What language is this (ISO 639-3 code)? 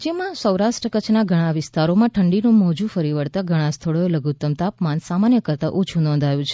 guj